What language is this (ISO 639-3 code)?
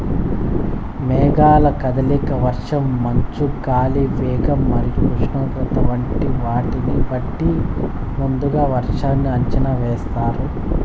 tel